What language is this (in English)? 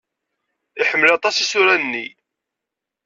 Kabyle